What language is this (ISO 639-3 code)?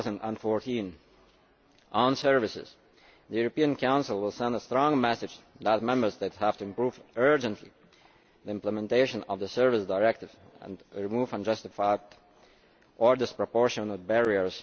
eng